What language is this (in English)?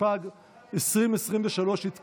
Hebrew